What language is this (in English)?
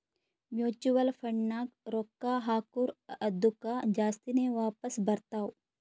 Kannada